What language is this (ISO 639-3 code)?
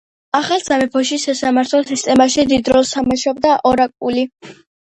kat